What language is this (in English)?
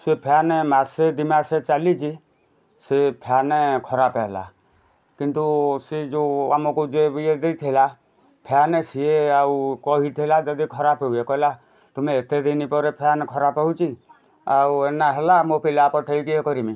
Odia